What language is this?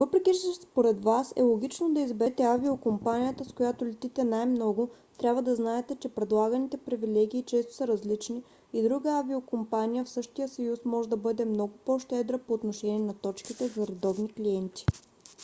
Bulgarian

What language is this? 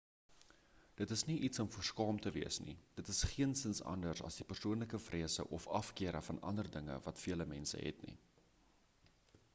Afrikaans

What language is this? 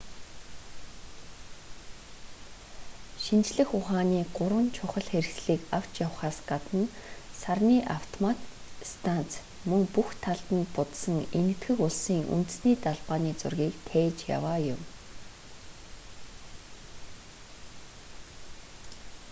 Mongolian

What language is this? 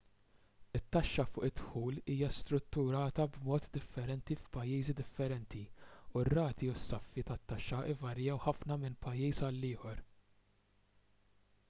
Maltese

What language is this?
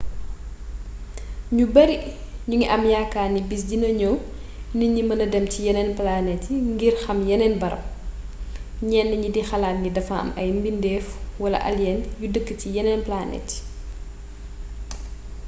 Wolof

